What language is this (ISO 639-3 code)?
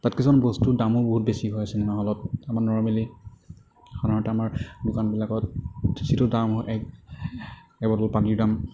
asm